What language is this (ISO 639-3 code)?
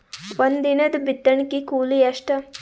kan